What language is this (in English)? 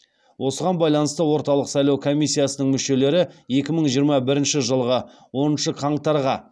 Kazakh